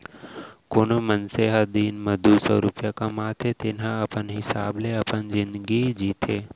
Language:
Chhattisgarhi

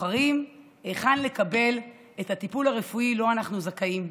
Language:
Hebrew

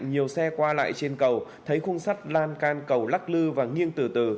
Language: Vietnamese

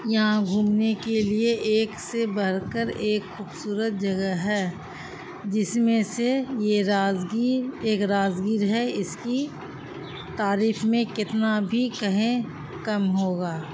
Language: Urdu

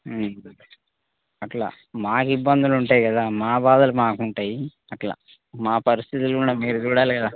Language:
Telugu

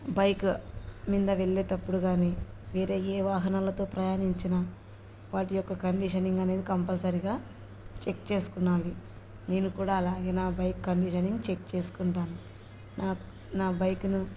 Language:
Telugu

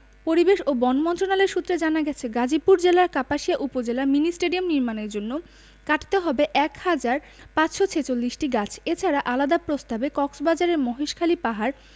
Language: Bangla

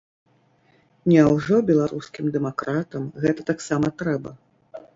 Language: Belarusian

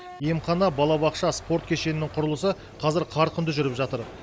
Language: Kazakh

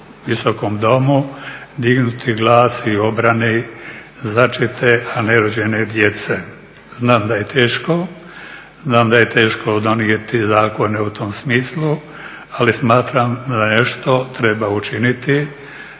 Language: Croatian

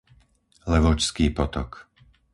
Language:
Slovak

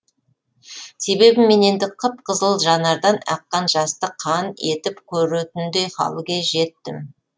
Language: Kazakh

